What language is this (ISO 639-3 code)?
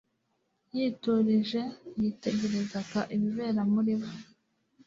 kin